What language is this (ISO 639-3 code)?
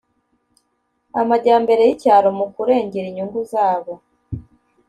kin